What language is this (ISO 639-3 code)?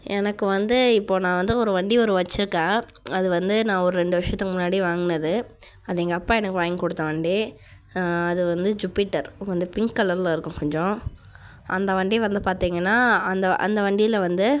tam